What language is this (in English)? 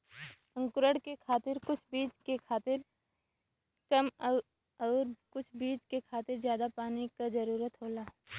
Bhojpuri